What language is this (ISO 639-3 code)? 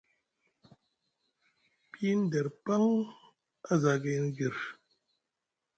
mug